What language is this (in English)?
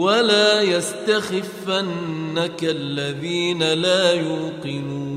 Arabic